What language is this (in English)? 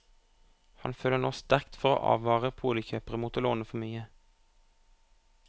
Norwegian